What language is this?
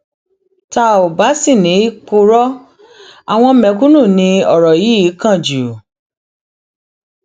Yoruba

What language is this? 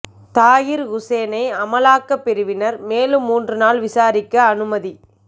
Tamil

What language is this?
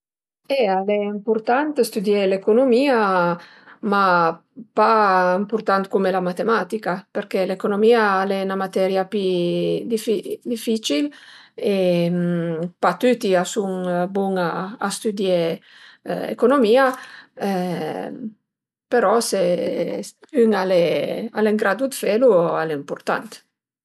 Piedmontese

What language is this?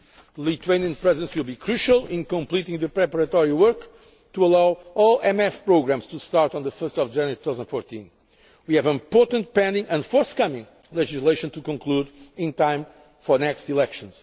English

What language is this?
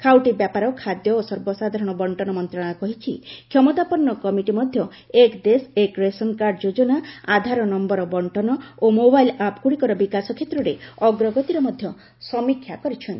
Odia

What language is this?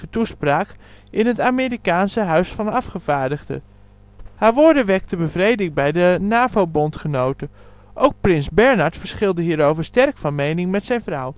Dutch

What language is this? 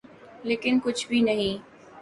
Urdu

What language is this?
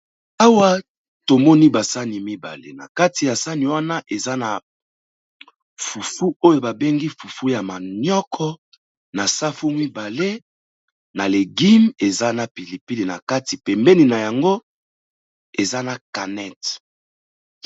Lingala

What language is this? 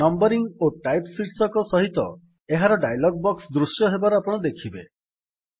Odia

